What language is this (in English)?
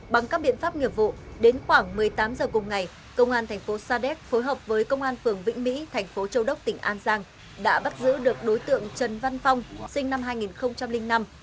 Vietnamese